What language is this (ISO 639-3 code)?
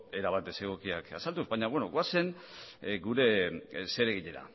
eus